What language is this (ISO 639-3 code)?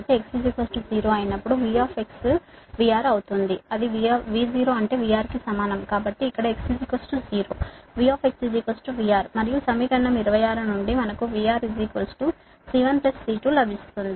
tel